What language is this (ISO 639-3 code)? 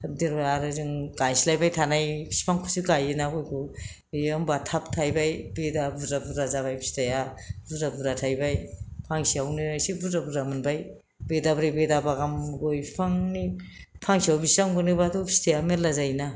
brx